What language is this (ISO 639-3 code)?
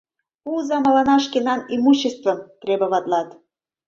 chm